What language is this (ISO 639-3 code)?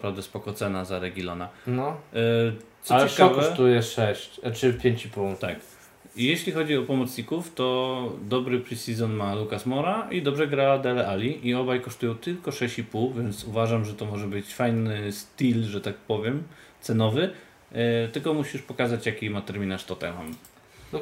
pol